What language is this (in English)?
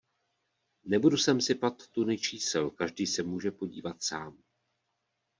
Czech